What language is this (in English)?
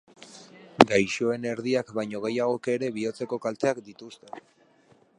Basque